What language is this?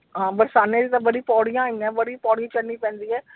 Punjabi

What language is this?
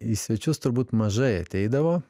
Lithuanian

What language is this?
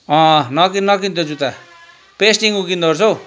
Nepali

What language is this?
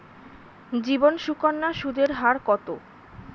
Bangla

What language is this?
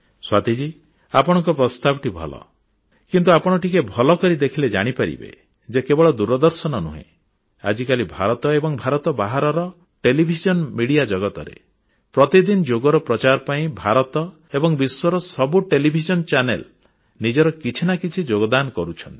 Odia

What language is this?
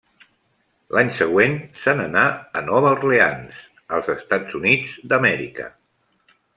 Catalan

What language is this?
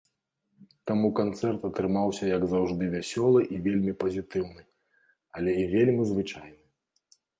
Belarusian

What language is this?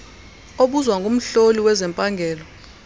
Xhosa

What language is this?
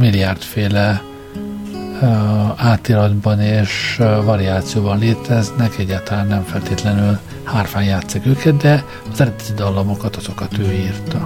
Hungarian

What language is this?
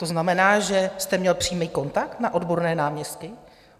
Czech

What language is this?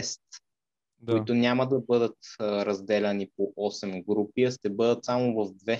Bulgarian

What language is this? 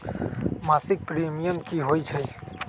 Magahi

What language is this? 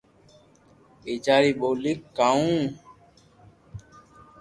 Loarki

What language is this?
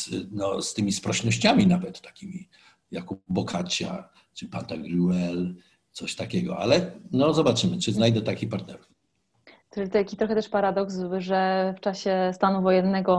Polish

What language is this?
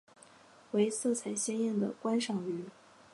Chinese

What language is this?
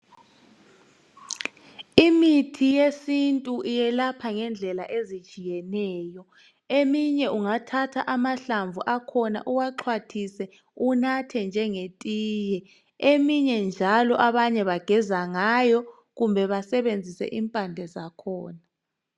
North Ndebele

